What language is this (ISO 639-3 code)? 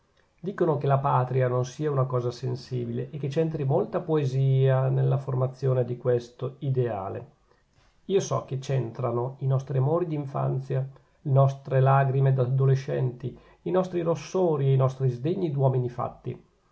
ita